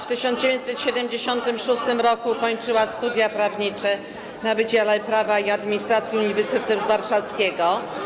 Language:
Polish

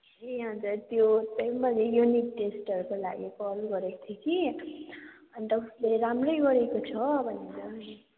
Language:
Nepali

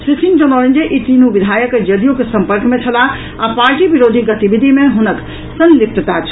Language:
Maithili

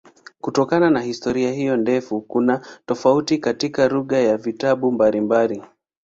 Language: Swahili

